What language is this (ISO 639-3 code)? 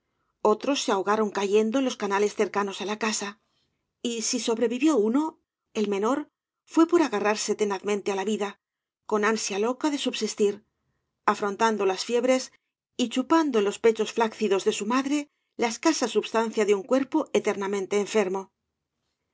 spa